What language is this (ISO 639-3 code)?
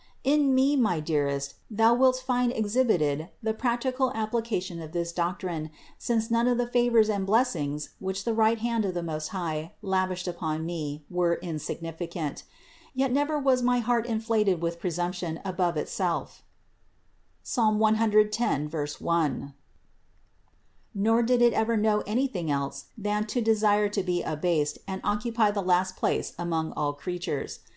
eng